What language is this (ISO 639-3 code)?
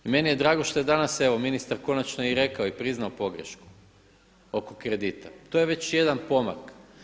hrv